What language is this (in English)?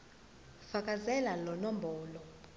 Zulu